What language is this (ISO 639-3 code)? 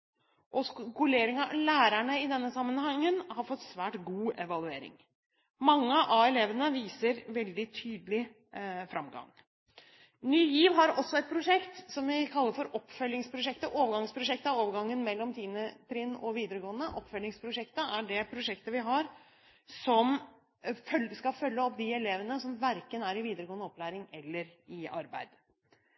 nob